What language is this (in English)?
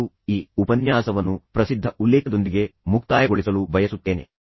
Kannada